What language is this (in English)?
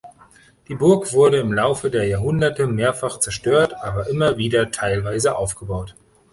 German